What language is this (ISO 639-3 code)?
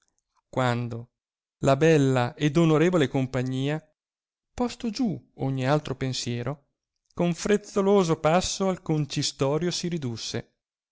ita